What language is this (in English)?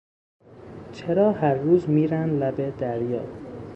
Persian